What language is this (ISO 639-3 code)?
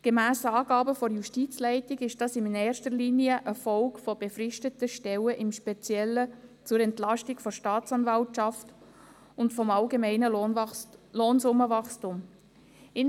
gsw